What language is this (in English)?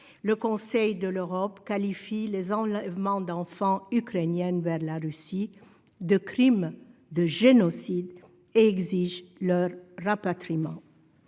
French